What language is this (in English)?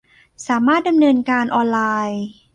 Thai